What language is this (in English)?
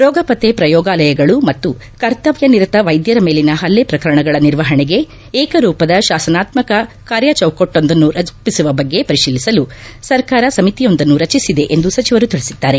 Kannada